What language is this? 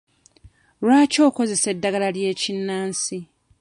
Ganda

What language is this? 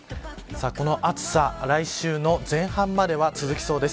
Japanese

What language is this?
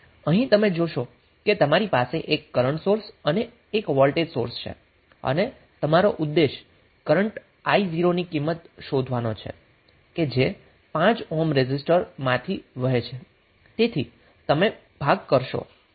Gujarati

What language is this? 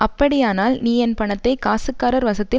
Tamil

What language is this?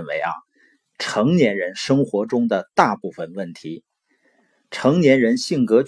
Chinese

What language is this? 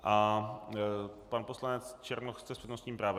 Czech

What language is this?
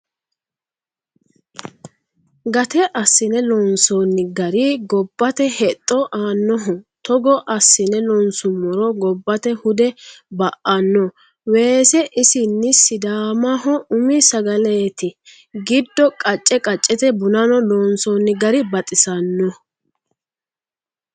Sidamo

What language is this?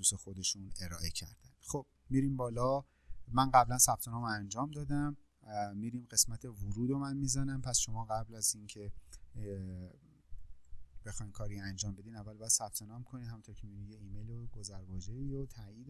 Persian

